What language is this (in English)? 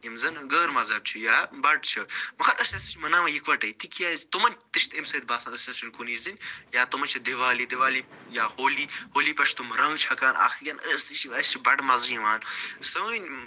Kashmiri